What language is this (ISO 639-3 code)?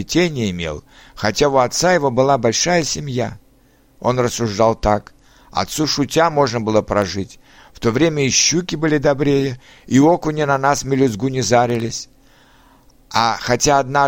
rus